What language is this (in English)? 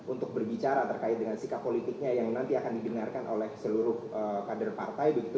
Indonesian